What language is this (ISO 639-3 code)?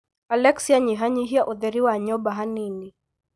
kik